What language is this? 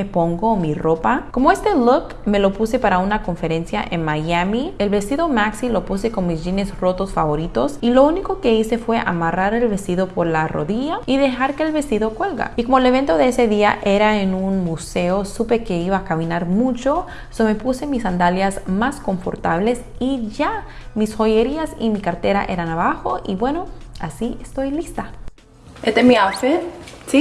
Spanish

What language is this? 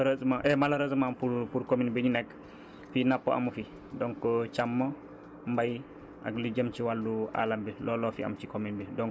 Wolof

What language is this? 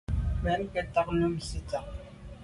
Medumba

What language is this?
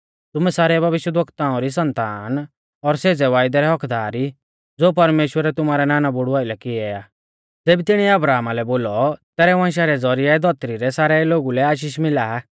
Mahasu Pahari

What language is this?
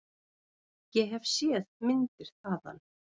Icelandic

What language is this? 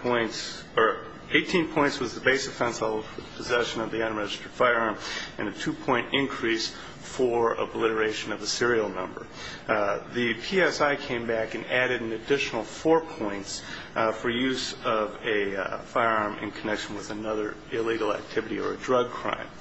English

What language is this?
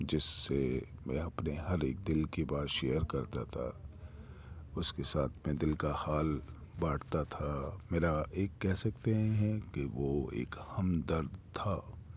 Urdu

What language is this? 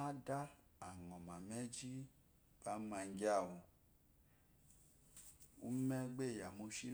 Eloyi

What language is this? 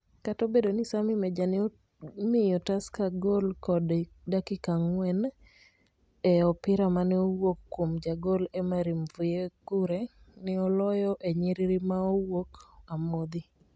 Luo (Kenya and Tanzania)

